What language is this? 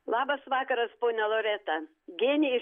Lithuanian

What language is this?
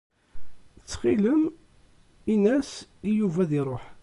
Kabyle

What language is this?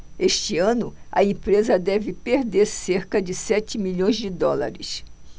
Portuguese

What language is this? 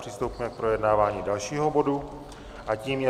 Czech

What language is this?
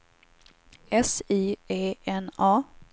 Swedish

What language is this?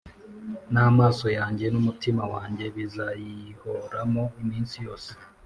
Kinyarwanda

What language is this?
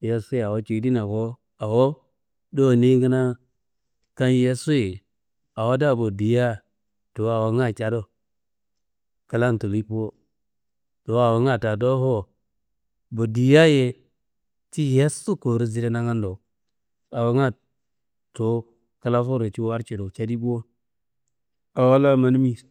Kanembu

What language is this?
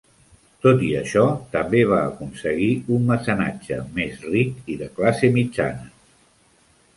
Catalan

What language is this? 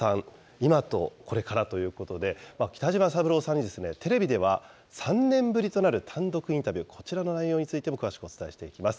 Japanese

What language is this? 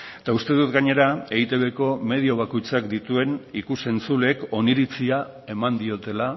Basque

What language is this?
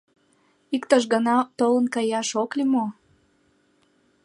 Mari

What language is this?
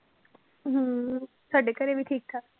Punjabi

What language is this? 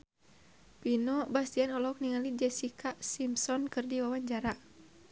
Sundanese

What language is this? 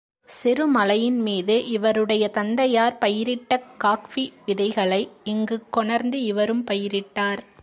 Tamil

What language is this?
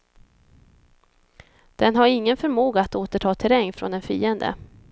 Swedish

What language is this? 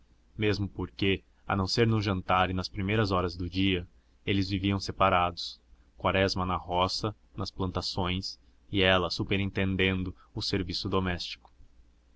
Portuguese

